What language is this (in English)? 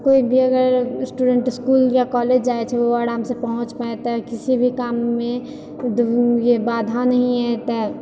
Maithili